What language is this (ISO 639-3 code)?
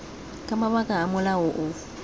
tsn